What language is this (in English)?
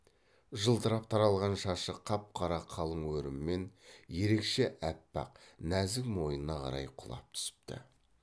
Kazakh